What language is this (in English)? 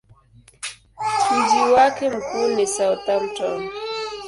Swahili